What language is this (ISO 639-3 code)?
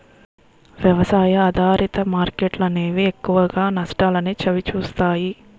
tel